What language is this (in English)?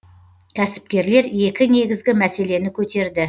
Kazakh